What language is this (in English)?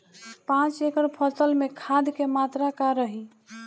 Bhojpuri